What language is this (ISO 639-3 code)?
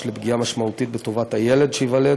heb